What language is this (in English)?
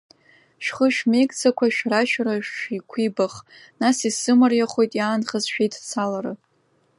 Abkhazian